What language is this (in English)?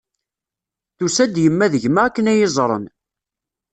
Kabyle